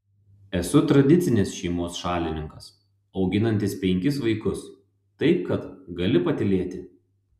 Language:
Lithuanian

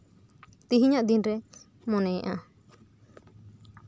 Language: Santali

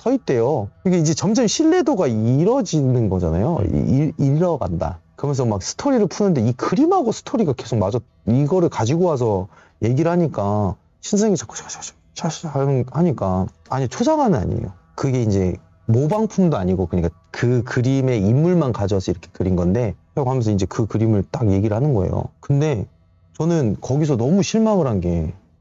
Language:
Korean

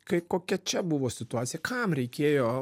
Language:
Lithuanian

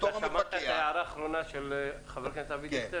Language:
Hebrew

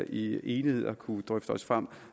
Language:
Danish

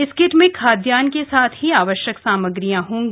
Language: Hindi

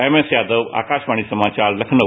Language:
Hindi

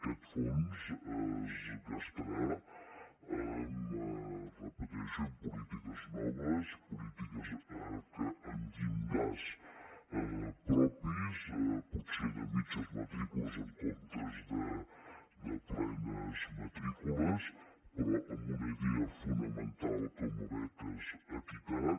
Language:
Catalan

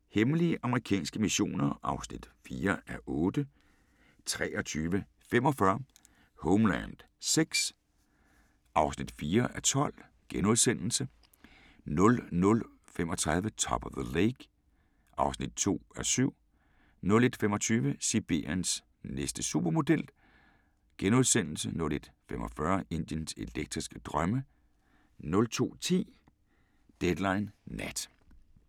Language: Danish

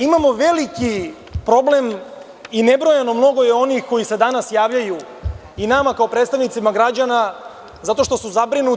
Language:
Serbian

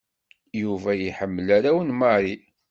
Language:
Kabyle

